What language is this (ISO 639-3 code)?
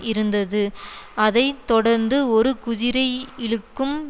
tam